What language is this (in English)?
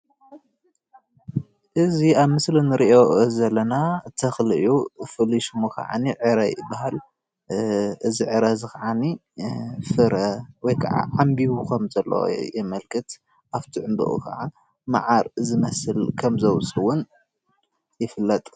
Tigrinya